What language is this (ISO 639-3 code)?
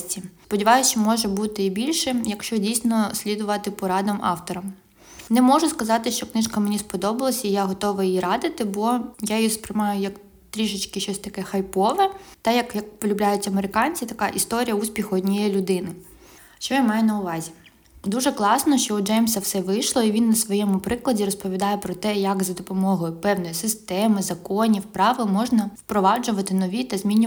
ukr